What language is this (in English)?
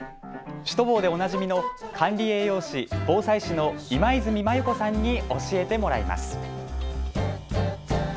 Japanese